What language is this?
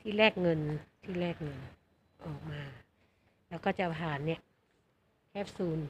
Thai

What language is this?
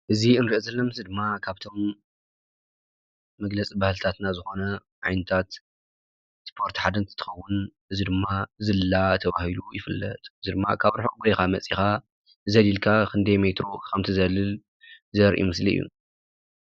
Tigrinya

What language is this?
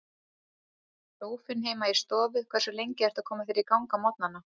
Icelandic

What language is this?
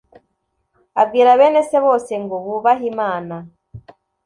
Kinyarwanda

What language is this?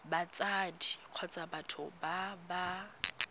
Tswana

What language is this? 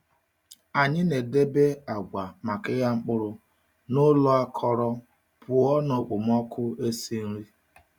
Igbo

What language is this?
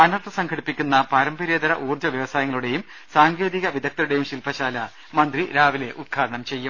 Malayalam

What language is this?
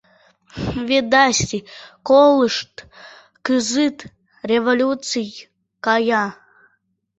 Mari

